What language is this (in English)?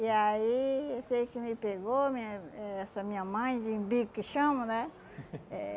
Portuguese